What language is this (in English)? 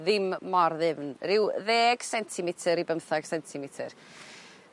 Welsh